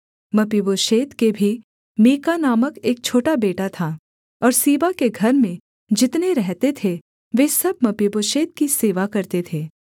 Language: Hindi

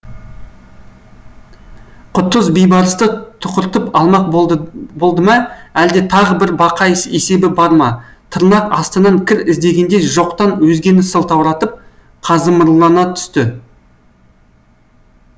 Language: Kazakh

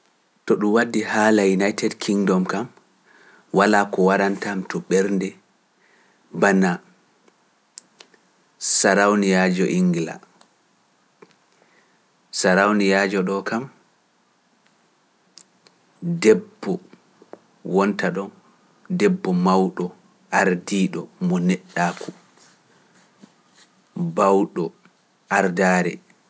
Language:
Pular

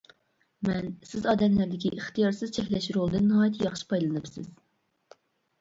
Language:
Uyghur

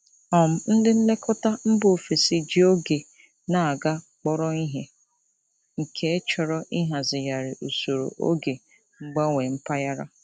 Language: Igbo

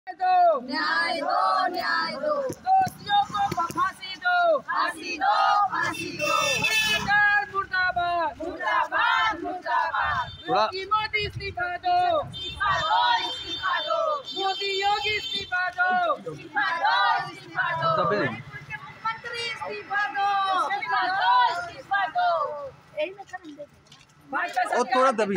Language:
Arabic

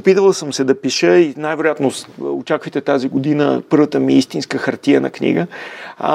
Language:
Bulgarian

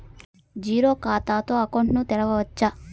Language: Telugu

